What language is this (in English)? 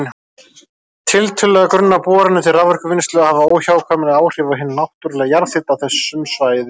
Icelandic